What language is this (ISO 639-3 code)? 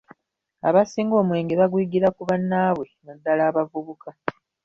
lug